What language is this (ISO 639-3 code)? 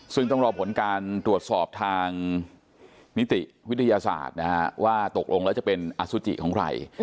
tha